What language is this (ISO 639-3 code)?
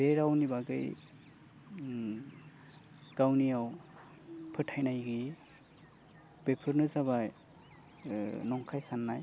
brx